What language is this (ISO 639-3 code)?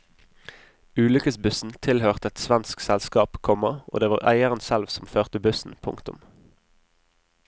nor